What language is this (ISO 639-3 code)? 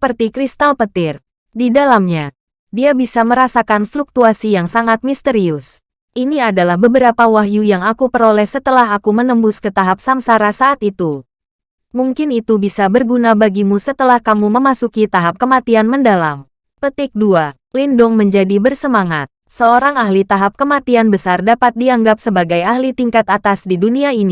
ind